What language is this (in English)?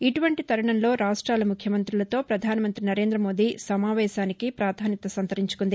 Telugu